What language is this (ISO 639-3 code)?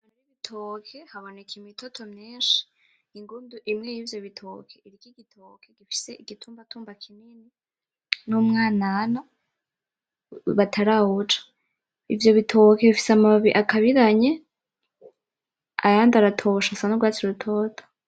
run